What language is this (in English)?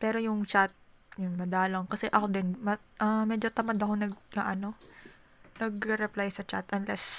Filipino